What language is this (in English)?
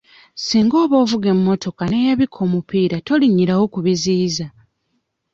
Ganda